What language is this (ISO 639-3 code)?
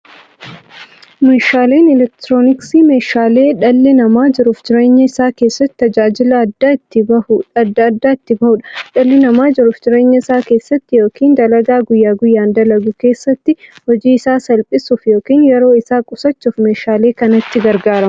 orm